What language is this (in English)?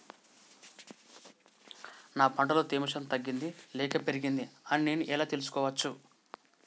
Telugu